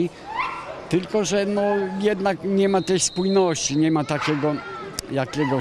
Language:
Polish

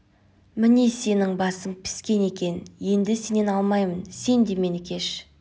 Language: Kazakh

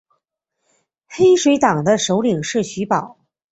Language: Chinese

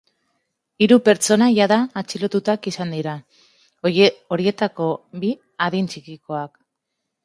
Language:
Basque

